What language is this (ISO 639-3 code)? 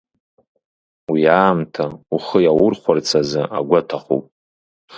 abk